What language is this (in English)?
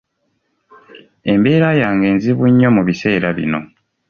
Ganda